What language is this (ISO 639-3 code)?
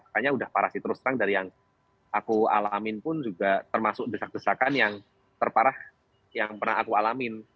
ind